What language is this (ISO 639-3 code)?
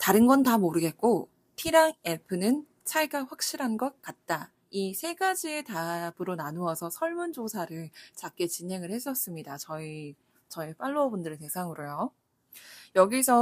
kor